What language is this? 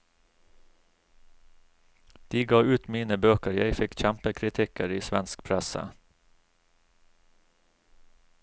Norwegian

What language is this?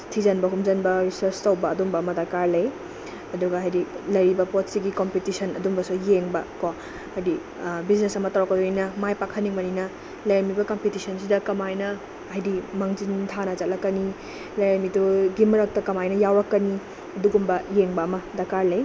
Manipuri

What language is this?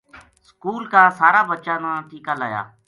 Gujari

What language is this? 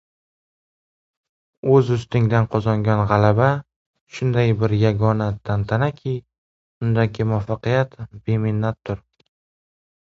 Uzbek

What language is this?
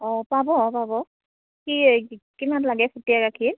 Assamese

